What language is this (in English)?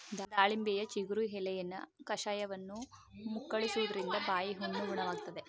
Kannada